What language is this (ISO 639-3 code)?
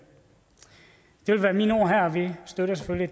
dan